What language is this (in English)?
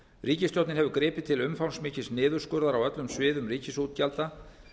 Icelandic